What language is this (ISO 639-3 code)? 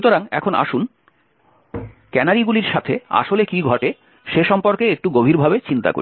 ben